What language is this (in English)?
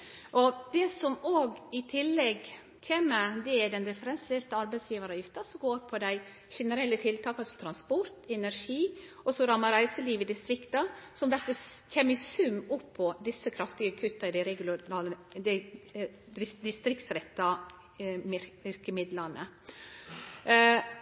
Norwegian Nynorsk